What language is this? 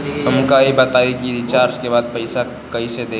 Bhojpuri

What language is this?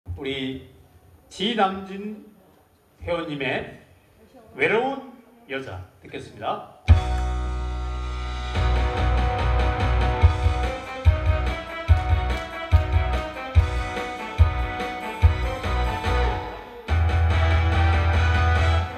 Korean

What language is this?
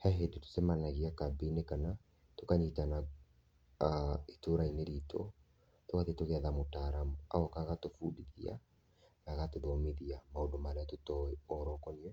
Kikuyu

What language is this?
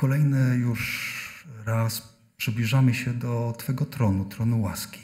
Polish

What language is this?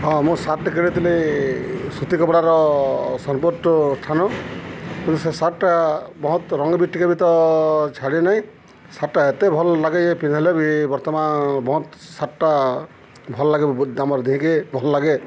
Odia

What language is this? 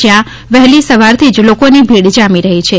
Gujarati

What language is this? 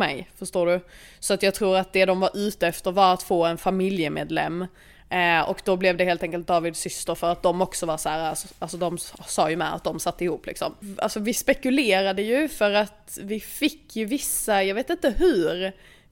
Swedish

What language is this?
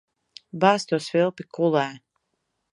Latvian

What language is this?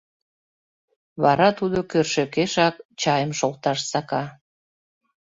Mari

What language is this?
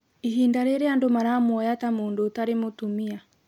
Kikuyu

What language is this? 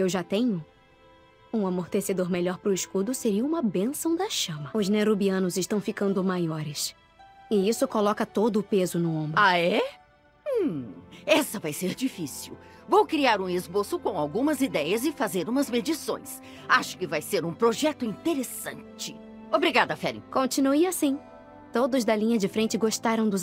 Portuguese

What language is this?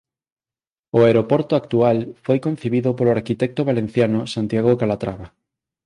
Galician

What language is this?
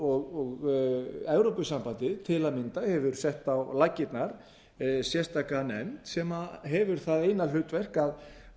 Icelandic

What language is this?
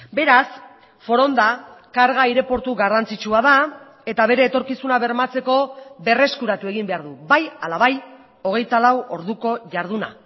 Basque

